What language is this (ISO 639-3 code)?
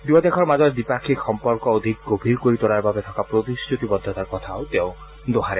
asm